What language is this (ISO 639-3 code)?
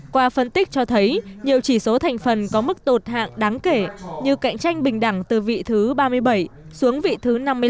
vie